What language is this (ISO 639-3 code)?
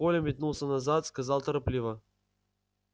rus